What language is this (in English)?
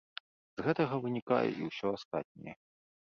Belarusian